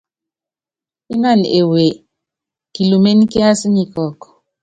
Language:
Yangben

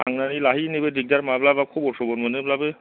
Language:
Bodo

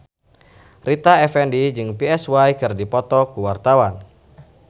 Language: Sundanese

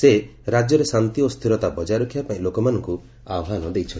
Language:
Odia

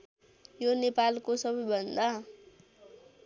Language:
Nepali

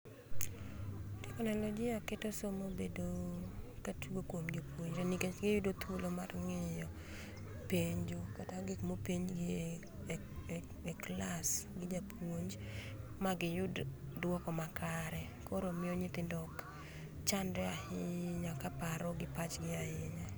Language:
Luo (Kenya and Tanzania)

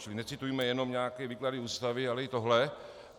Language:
Czech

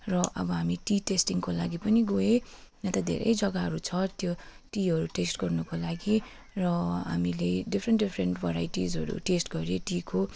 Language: Nepali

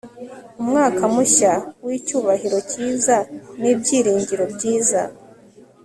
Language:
Kinyarwanda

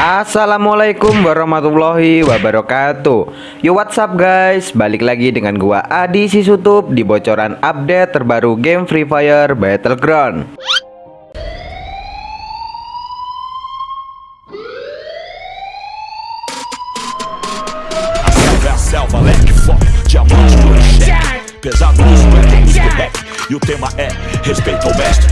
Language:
Indonesian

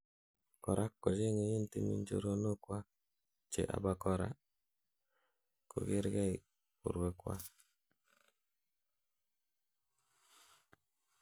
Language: Kalenjin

